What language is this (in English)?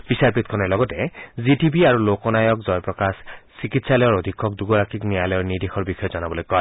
Assamese